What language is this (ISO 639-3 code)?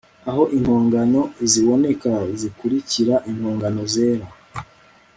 kin